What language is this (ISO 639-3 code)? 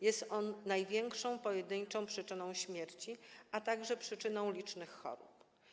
pol